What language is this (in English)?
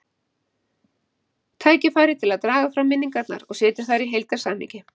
Icelandic